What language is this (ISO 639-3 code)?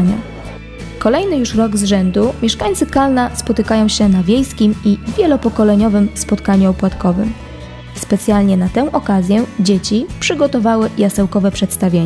pol